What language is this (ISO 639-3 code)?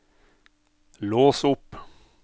nor